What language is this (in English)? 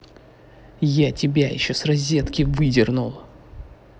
Russian